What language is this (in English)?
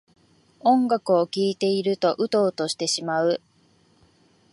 Japanese